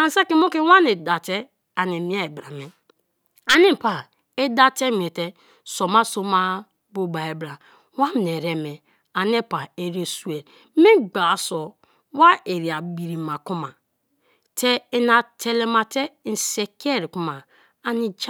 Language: Kalabari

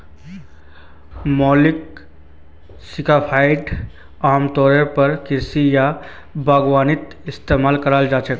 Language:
Magahi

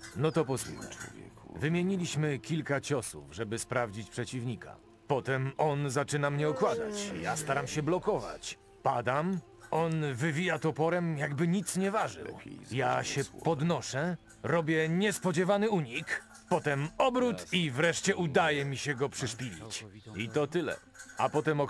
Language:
Polish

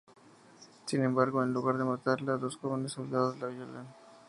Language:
Spanish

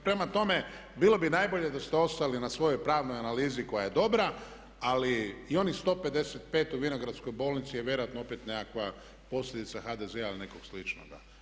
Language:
Croatian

